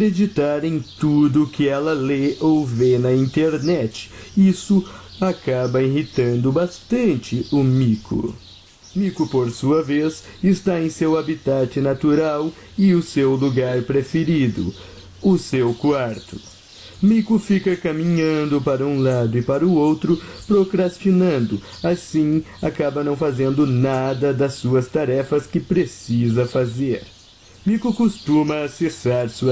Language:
Portuguese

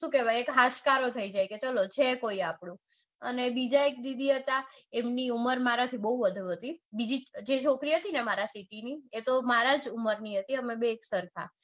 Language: Gujarati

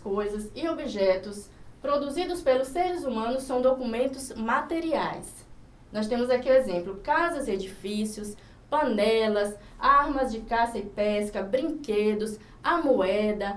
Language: Portuguese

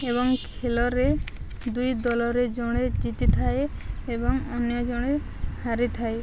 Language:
Odia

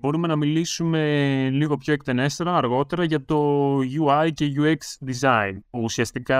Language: Greek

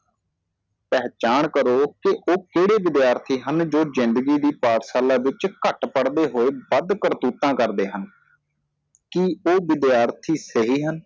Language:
Punjabi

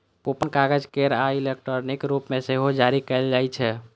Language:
Maithili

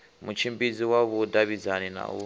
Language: Venda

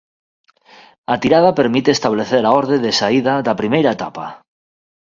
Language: Galician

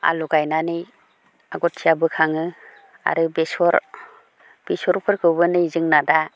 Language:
Bodo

